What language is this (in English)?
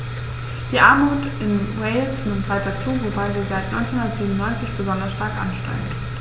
German